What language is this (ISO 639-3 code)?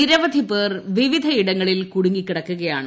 mal